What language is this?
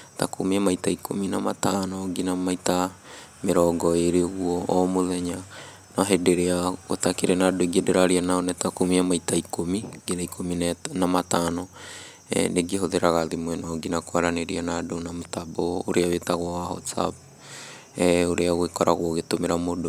Kikuyu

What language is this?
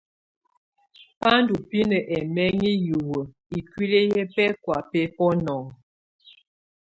Tunen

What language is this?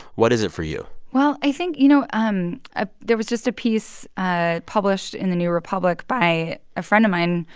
English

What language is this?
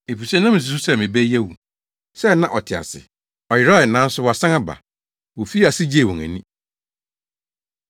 Akan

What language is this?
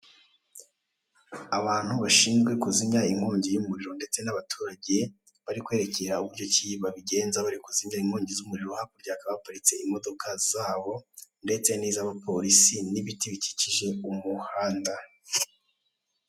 Kinyarwanda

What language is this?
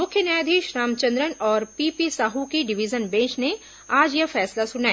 Hindi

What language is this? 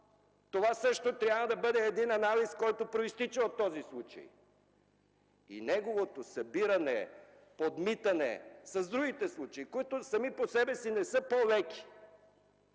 Bulgarian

